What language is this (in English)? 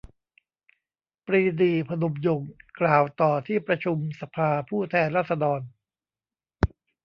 Thai